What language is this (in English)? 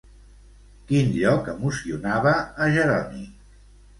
Catalan